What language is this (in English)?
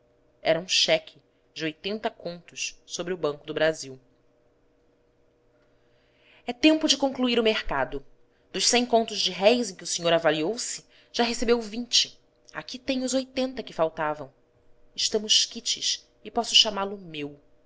Portuguese